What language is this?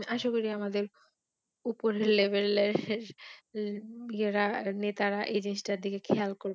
Bangla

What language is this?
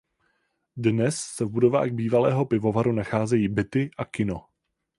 Czech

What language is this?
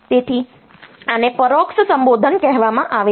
Gujarati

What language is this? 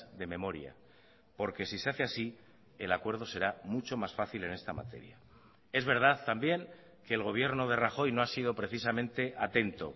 Spanish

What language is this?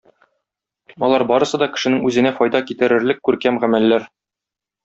Tatar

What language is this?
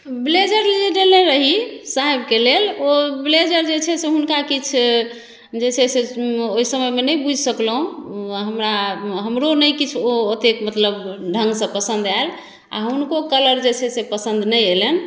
Maithili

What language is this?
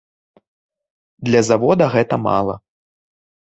Belarusian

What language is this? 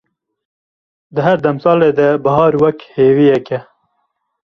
Kurdish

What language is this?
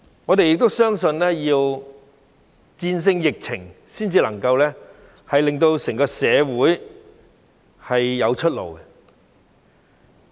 Cantonese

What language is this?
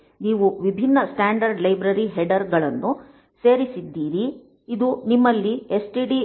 Kannada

